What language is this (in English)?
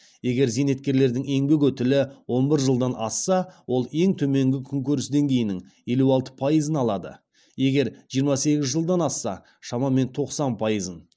Kazakh